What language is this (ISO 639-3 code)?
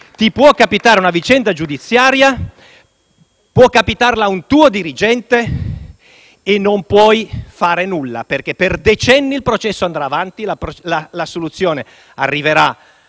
ita